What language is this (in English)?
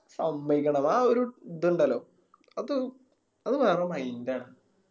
Malayalam